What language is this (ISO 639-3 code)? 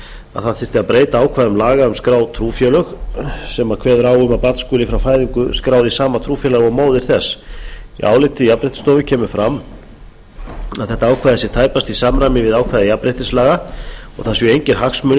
isl